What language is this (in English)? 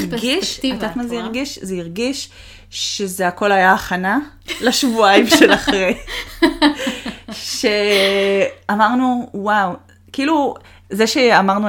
Hebrew